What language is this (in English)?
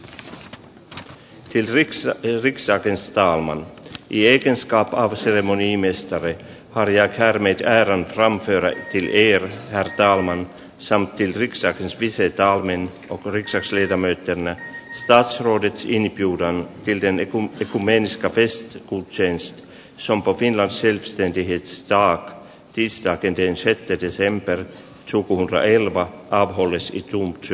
Finnish